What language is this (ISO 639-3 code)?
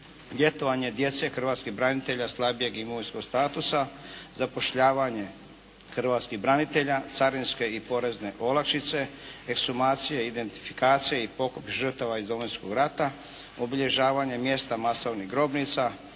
hrv